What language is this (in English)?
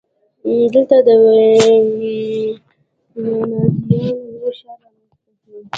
Pashto